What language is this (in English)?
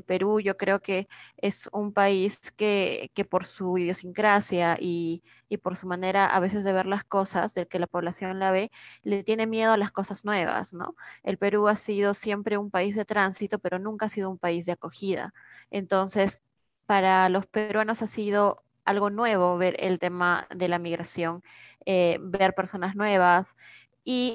Spanish